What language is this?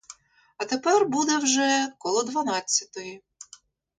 Ukrainian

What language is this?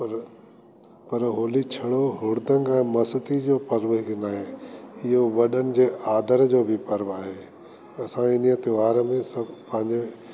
Sindhi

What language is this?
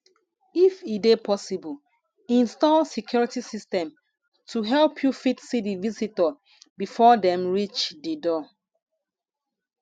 Nigerian Pidgin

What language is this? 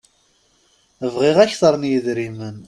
Kabyle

